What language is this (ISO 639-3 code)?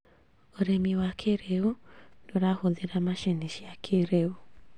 kik